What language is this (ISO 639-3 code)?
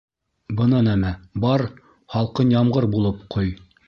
bak